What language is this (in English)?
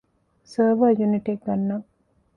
Divehi